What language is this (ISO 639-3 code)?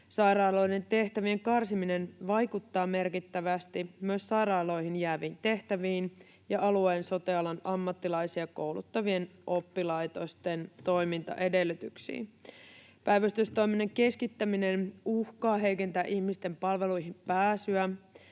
fin